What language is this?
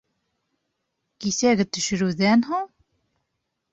Bashkir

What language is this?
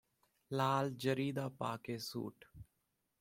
Punjabi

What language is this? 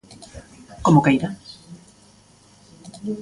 Galician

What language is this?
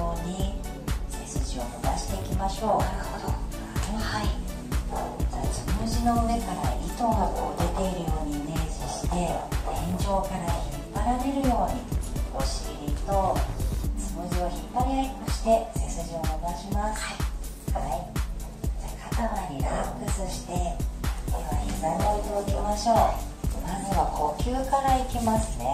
Japanese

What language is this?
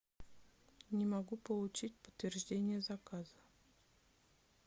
Russian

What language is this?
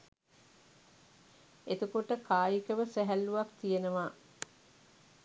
Sinhala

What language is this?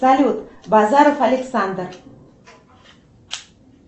Russian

